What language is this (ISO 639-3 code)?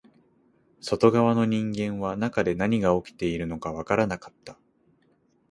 jpn